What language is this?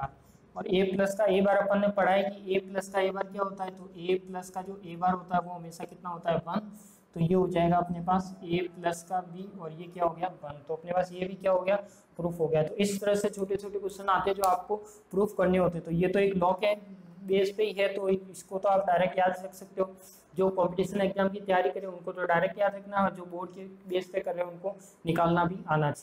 Hindi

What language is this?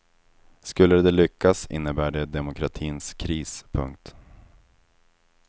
Swedish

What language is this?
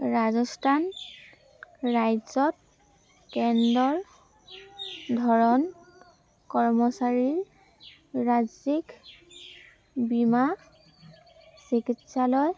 Assamese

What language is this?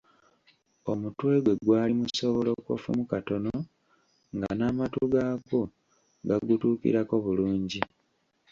Ganda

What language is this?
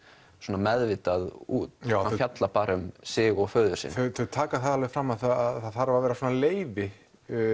Icelandic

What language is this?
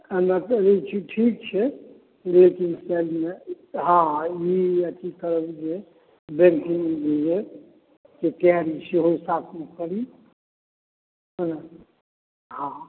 Maithili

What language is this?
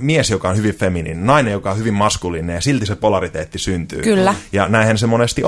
Finnish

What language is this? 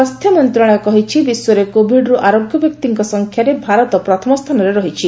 Odia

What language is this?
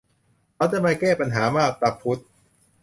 Thai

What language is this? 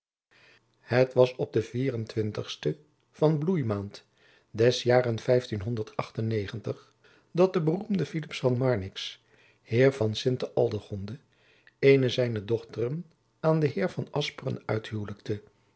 Dutch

